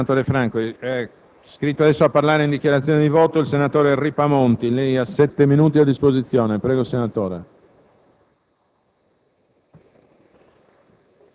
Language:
Italian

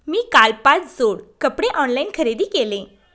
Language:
Marathi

